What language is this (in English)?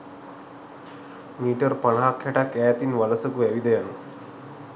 Sinhala